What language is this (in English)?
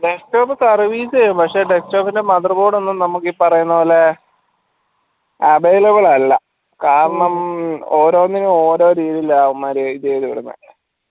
Malayalam